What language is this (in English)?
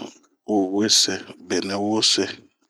Bomu